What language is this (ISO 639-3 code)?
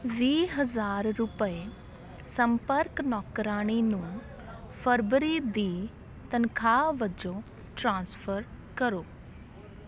pan